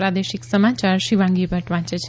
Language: Gujarati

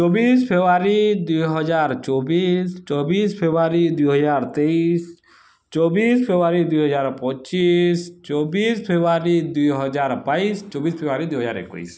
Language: Odia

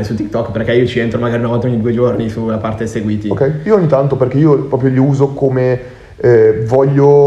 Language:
Italian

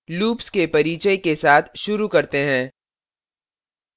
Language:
Hindi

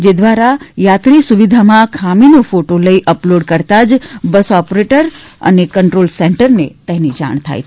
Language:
Gujarati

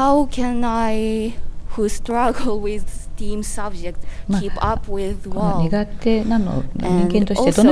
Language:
Japanese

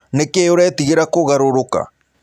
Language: Kikuyu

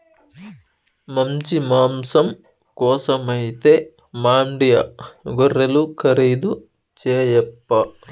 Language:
Telugu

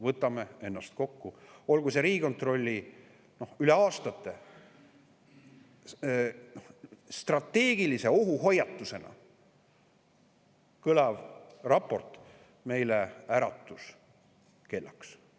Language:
Estonian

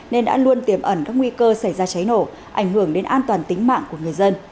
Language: Vietnamese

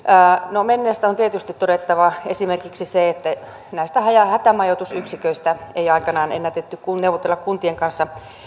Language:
Finnish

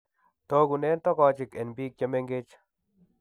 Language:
Kalenjin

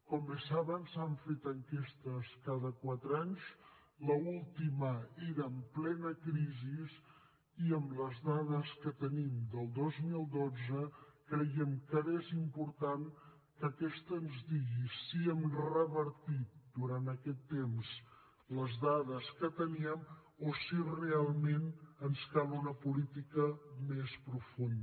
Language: Catalan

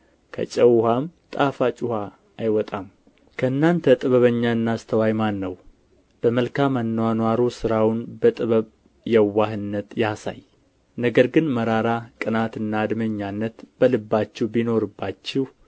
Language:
Amharic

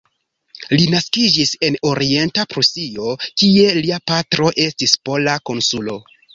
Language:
Esperanto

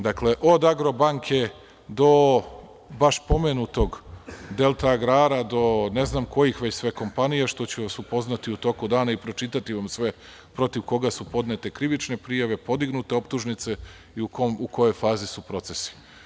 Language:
Serbian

